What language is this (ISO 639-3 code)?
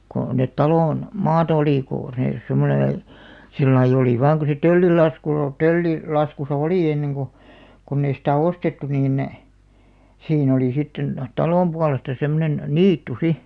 fin